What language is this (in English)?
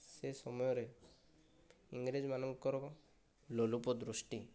Odia